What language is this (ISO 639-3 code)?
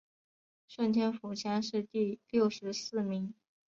zho